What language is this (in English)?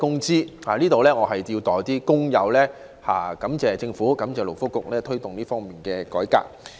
Cantonese